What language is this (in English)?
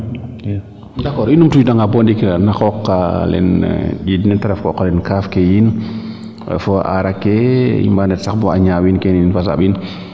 Serer